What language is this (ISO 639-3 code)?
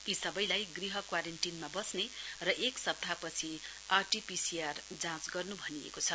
nep